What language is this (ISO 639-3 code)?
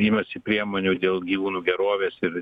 lit